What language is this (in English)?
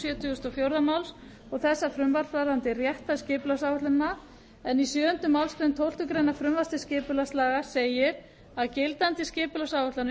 Icelandic